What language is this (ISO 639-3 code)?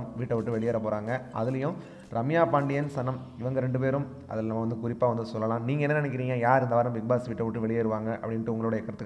hin